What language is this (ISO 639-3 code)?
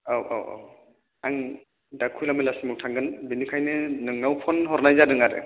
brx